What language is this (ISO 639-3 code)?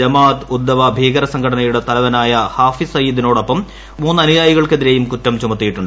mal